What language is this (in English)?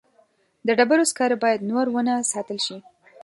Pashto